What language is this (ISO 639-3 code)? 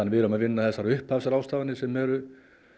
isl